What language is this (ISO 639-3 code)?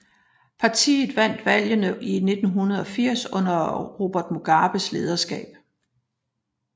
dan